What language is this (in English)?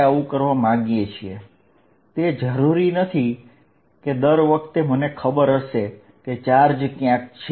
Gujarati